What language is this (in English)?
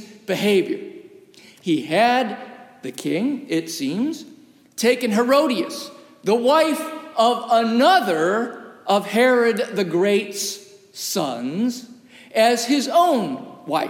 English